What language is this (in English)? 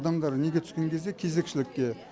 Kazakh